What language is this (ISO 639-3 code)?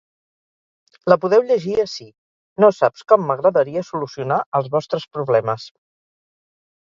cat